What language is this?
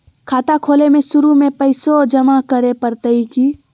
Magahi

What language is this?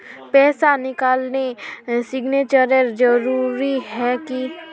Magahi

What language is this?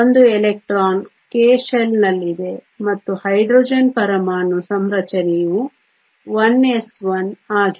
Kannada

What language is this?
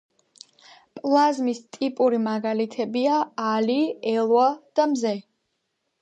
Georgian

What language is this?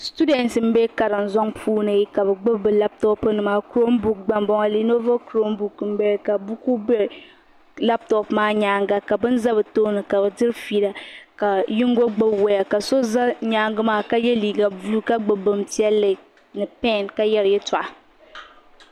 Dagbani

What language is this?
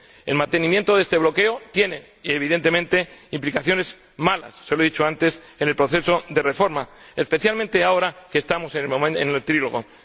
Spanish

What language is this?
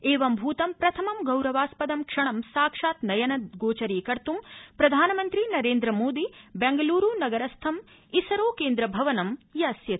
Sanskrit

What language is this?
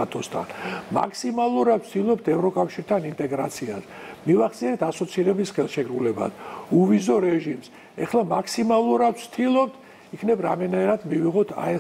Romanian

